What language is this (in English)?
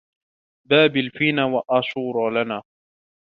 Arabic